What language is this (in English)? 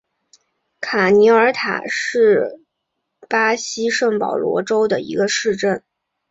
Chinese